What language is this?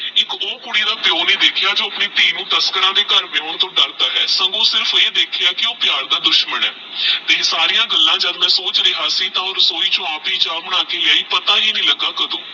Punjabi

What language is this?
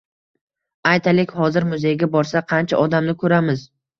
Uzbek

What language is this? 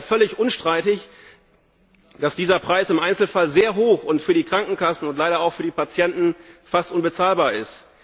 German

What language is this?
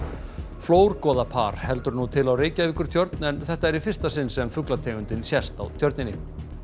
Icelandic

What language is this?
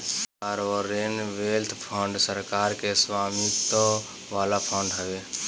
Bhojpuri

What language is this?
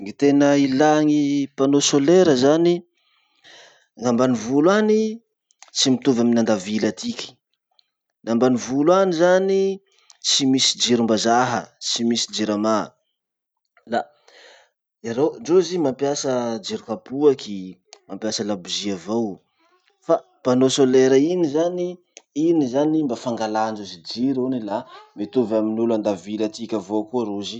Masikoro Malagasy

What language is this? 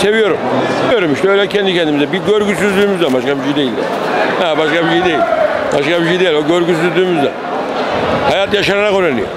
Turkish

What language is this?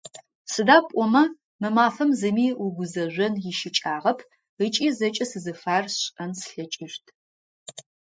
Adyghe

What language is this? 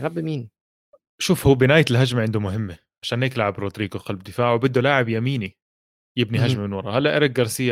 Arabic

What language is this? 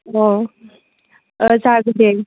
Bodo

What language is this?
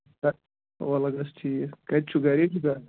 Kashmiri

